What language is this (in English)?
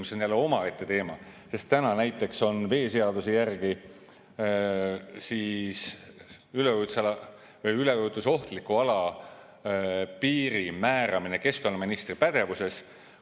Estonian